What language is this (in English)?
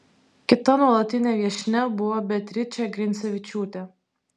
Lithuanian